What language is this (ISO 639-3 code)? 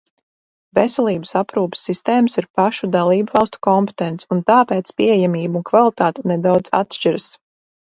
lav